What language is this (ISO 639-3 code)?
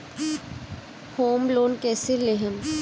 bho